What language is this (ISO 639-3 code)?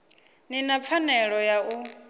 ven